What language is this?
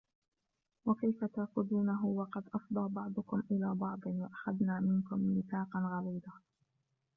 Arabic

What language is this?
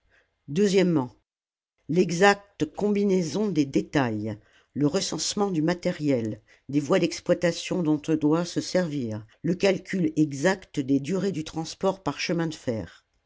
French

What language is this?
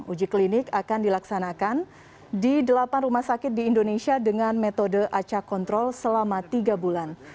Indonesian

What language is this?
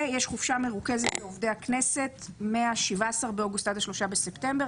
Hebrew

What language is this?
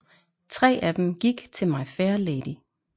Danish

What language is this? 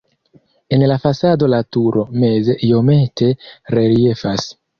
Esperanto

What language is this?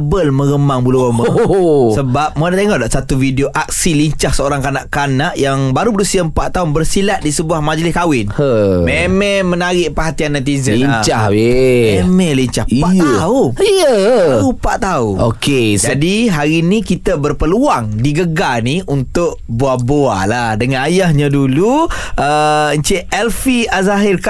Malay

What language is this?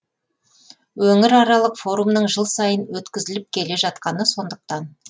Kazakh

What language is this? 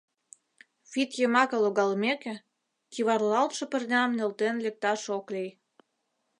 Mari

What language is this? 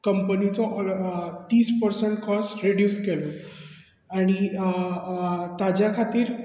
Konkani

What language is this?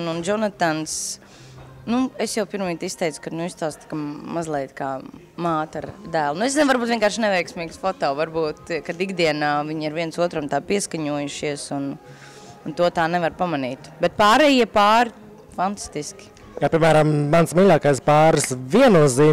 Latvian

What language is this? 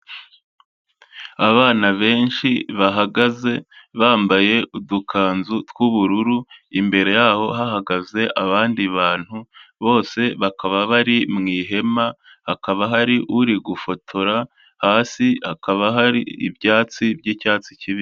Kinyarwanda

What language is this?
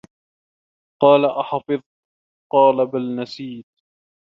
Arabic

